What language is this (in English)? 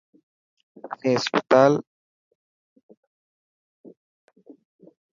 Dhatki